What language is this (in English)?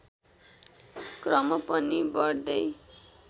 Nepali